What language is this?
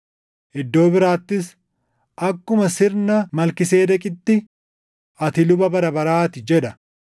Oromo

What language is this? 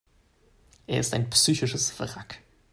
German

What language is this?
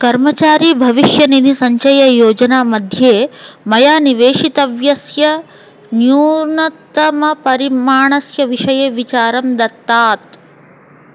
Sanskrit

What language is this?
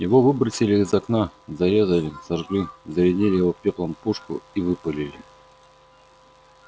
Russian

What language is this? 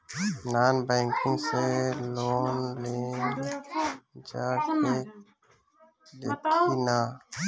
Bhojpuri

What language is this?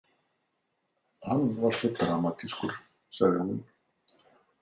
Icelandic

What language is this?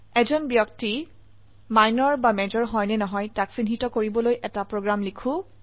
Assamese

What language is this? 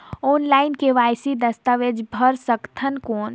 Chhattisgarhi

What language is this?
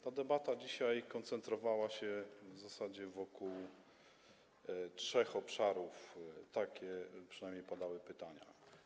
Polish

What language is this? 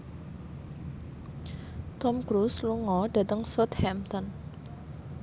Javanese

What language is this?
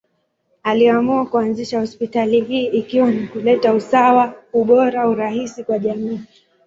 Swahili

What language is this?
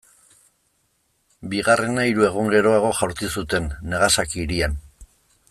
Basque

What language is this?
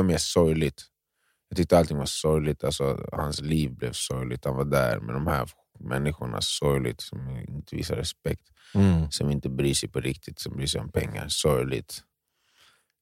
Swedish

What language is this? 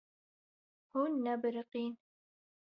Kurdish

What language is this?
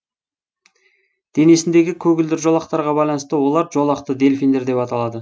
Kazakh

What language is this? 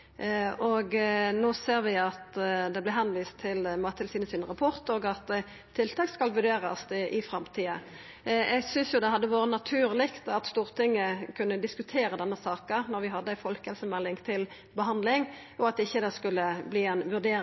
Norwegian Nynorsk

